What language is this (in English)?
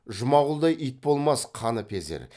Kazakh